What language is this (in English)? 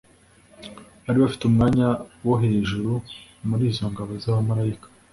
Kinyarwanda